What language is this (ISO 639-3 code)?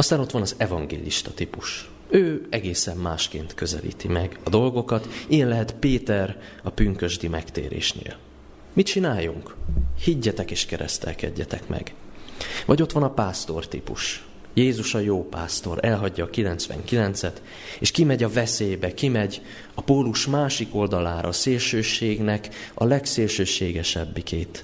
hun